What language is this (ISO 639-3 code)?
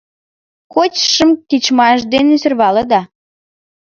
chm